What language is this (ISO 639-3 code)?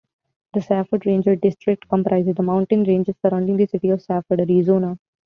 eng